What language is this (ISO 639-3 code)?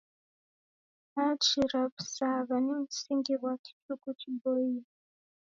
dav